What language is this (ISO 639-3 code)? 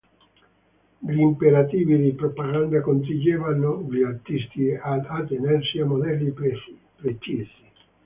ita